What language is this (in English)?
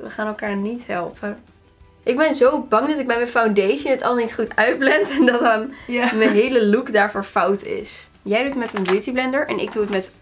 Dutch